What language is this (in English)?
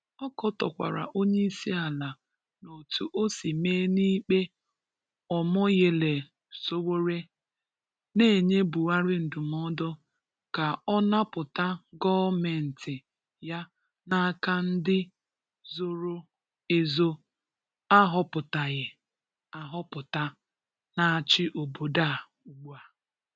Igbo